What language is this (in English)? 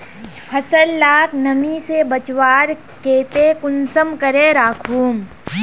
Magahi